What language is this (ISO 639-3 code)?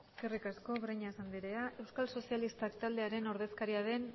eus